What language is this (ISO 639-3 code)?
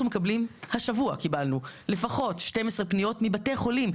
heb